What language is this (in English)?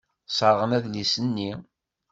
Kabyle